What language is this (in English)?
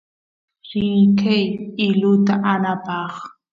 Santiago del Estero Quichua